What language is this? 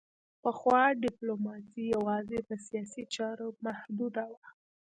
Pashto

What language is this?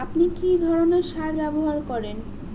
Bangla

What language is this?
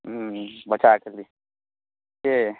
Maithili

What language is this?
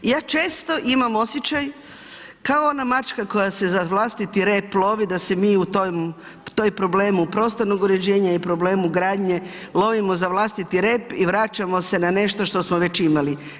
Croatian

